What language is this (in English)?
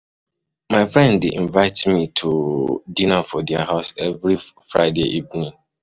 Nigerian Pidgin